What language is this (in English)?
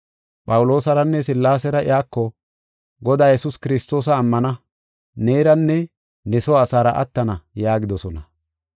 Gofa